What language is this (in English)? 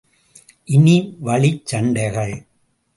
Tamil